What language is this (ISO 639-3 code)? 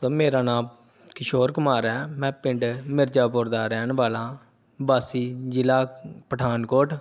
pan